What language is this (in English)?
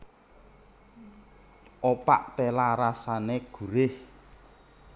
Javanese